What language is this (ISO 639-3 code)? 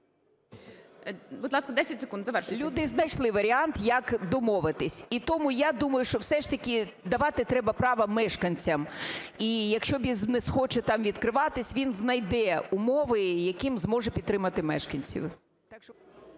ukr